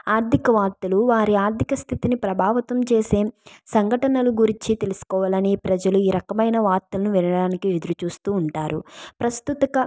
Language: Telugu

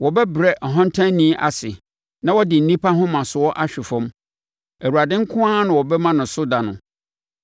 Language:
Akan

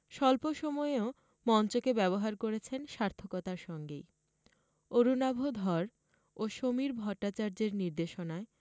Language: Bangla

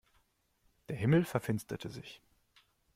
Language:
German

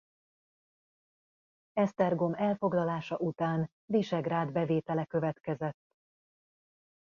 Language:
Hungarian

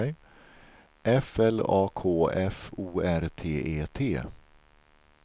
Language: Swedish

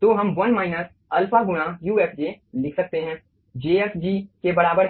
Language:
Hindi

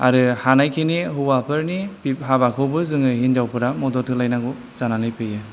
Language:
Bodo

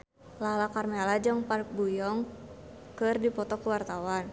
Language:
Sundanese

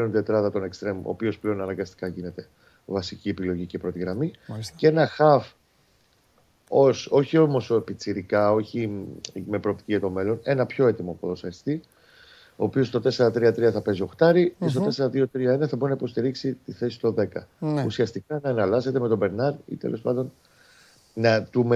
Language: Greek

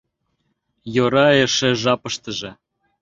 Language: Mari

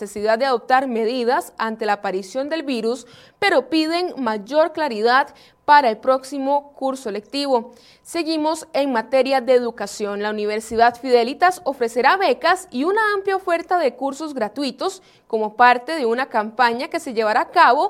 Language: Spanish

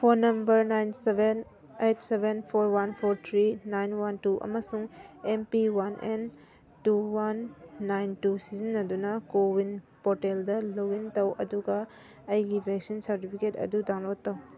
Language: Manipuri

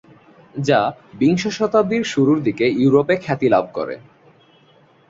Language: Bangla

